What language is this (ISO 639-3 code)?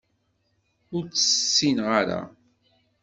kab